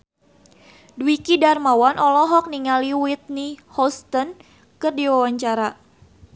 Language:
Sundanese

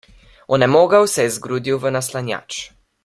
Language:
Slovenian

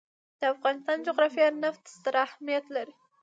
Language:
Pashto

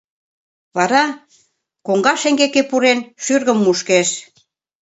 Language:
Mari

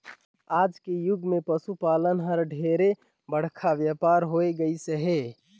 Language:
Chhattisgarhi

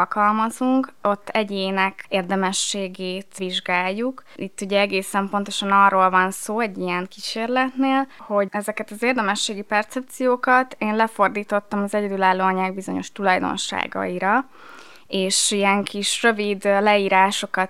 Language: Hungarian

